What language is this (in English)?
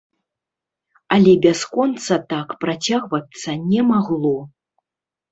Belarusian